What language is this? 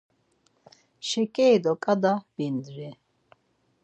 Laz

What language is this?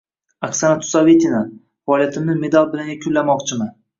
Uzbek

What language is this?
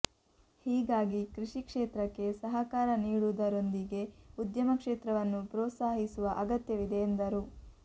Kannada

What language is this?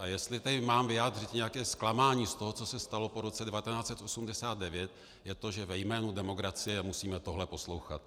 Czech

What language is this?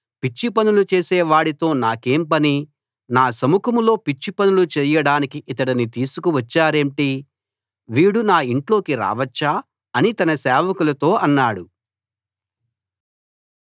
Telugu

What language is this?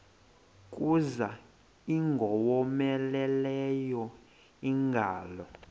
Xhosa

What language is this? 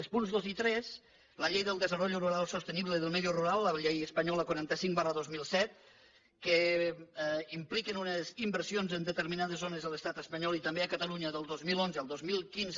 Catalan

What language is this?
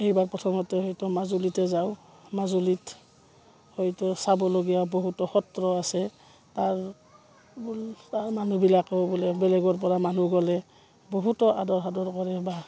Assamese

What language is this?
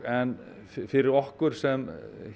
Icelandic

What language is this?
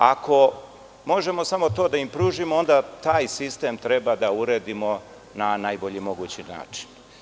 Serbian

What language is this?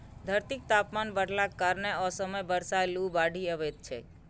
Maithili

